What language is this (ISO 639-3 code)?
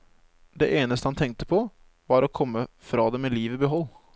nor